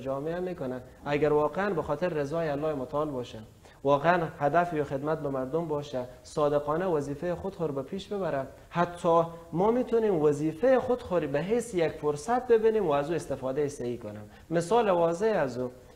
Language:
Persian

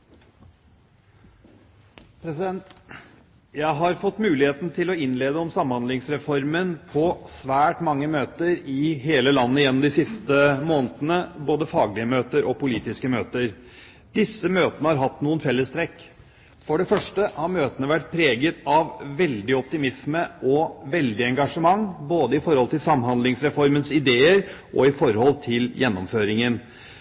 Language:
Norwegian Bokmål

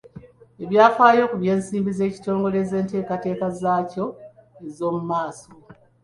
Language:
Ganda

